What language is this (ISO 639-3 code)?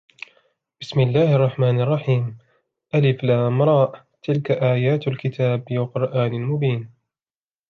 ara